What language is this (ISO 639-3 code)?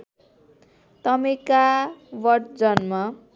nep